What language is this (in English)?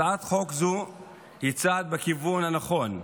Hebrew